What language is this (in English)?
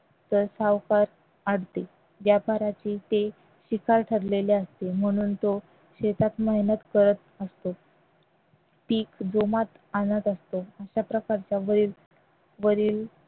Marathi